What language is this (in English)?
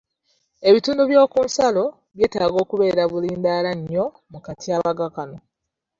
Ganda